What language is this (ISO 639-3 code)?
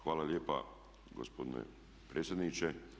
hrv